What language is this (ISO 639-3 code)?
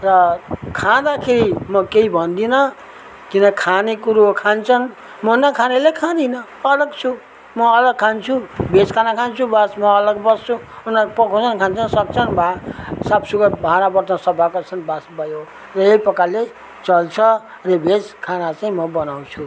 nep